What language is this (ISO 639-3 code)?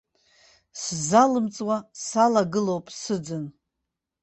abk